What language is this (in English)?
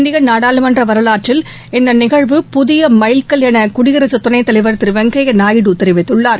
Tamil